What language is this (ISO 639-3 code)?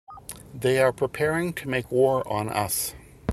eng